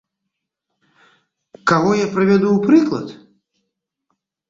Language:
Belarusian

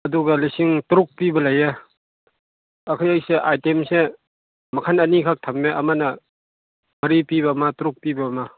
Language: Manipuri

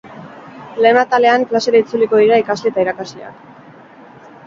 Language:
Basque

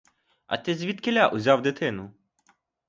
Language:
Ukrainian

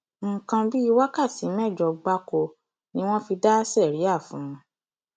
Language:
Yoruba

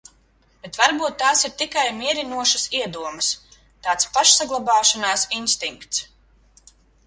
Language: Latvian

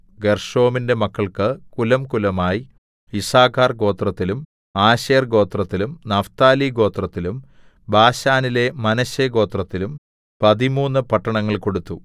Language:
Malayalam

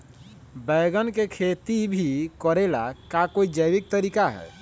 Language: Magahi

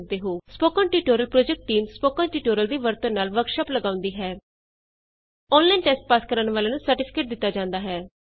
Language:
Punjabi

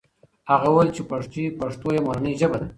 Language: Pashto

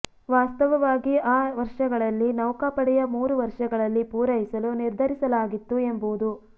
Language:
Kannada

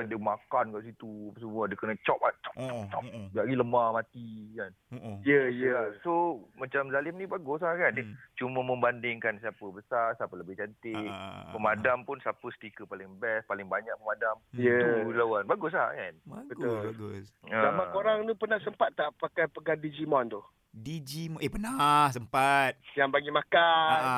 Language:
Malay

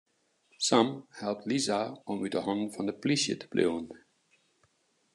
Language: Western Frisian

